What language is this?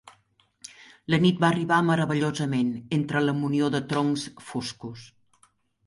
Catalan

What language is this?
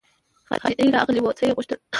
Pashto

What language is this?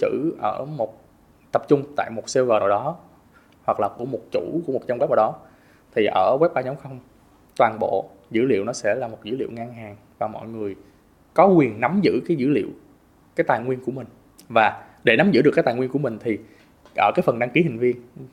Vietnamese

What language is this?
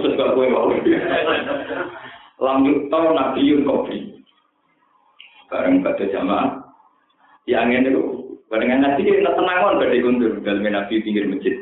Indonesian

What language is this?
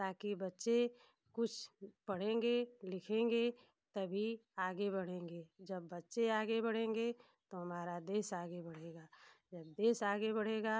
Hindi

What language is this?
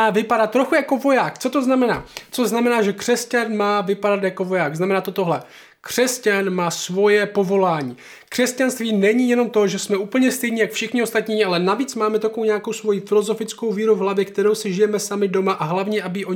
Czech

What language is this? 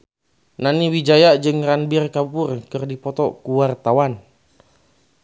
Sundanese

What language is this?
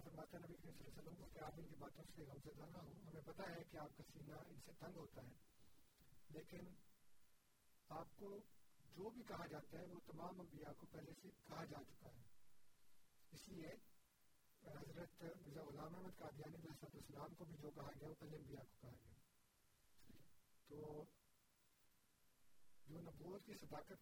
Urdu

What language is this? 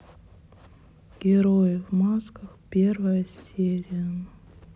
Russian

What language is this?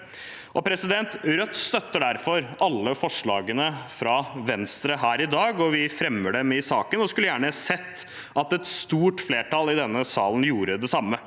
Norwegian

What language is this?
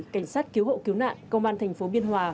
Vietnamese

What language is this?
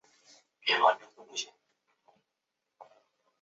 Chinese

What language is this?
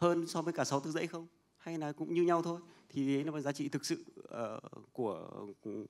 Vietnamese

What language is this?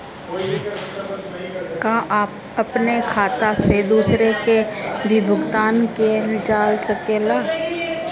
Bhojpuri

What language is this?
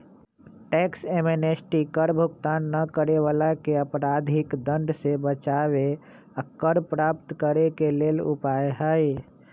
Magahi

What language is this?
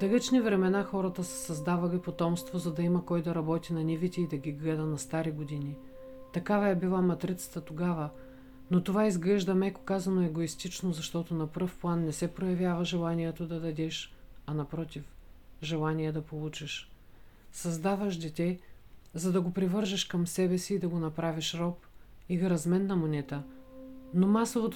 Bulgarian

